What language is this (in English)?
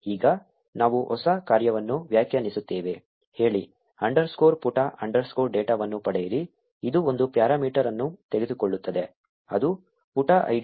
Kannada